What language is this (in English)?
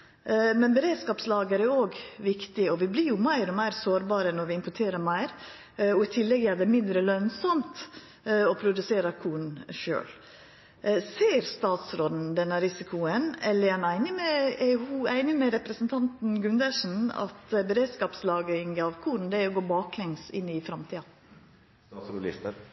Norwegian Nynorsk